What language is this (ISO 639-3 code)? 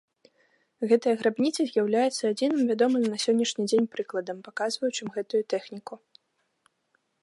bel